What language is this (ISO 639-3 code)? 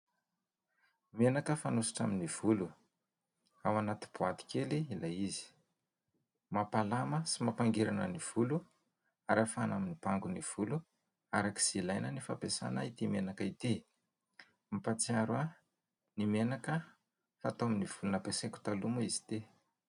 mlg